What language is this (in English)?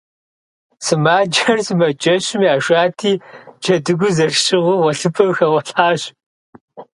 Kabardian